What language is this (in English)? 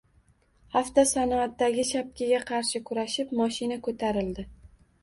Uzbek